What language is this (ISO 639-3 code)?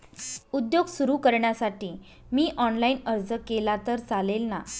mar